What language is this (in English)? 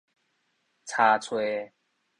Min Nan Chinese